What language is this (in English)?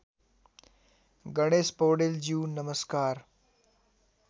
Nepali